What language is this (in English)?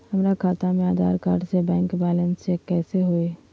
Magahi